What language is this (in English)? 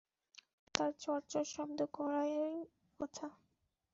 Bangla